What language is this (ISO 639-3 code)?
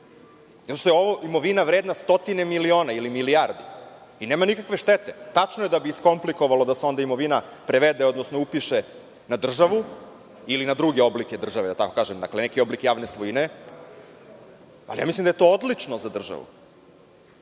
srp